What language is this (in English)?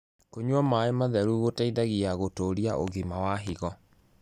Kikuyu